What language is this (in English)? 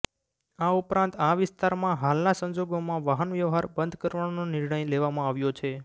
Gujarati